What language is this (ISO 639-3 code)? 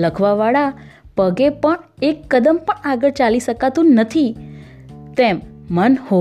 guj